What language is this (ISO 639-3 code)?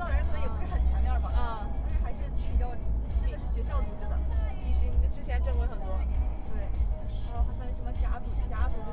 zho